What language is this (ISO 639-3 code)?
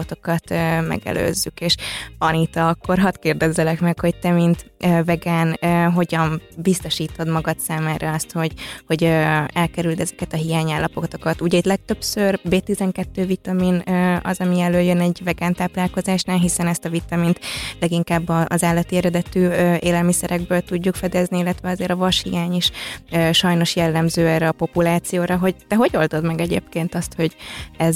hun